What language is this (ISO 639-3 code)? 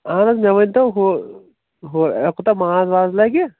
kas